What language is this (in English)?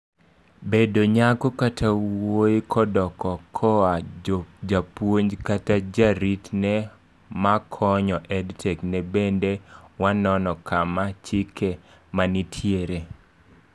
Luo (Kenya and Tanzania)